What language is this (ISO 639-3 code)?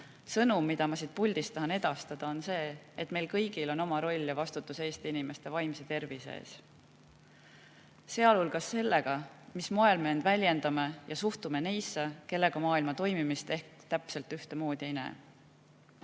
est